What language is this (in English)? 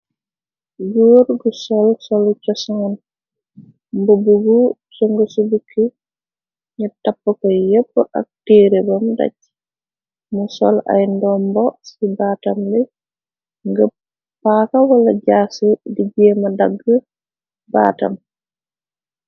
Wolof